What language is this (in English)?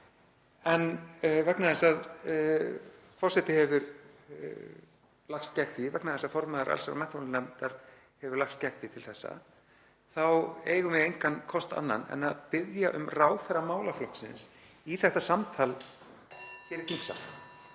Icelandic